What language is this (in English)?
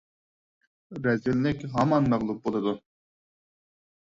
Uyghur